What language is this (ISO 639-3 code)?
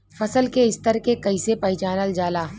bho